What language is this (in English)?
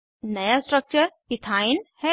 Hindi